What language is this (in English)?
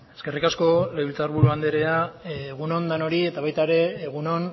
Basque